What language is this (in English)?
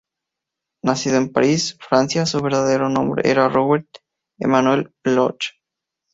Spanish